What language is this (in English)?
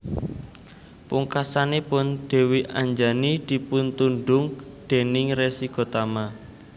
Javanese